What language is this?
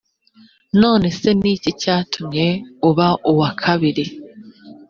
Kinyarwanda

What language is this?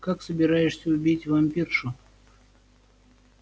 Russian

